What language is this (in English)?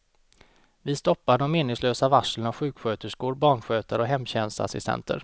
Swedish